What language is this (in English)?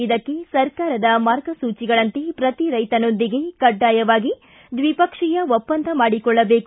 Kannada